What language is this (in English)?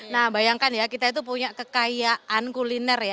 Indonesian